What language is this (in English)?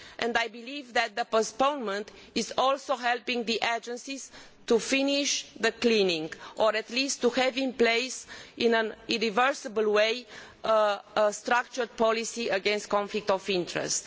English